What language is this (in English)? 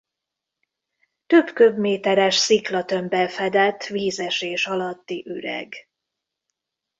Hungarian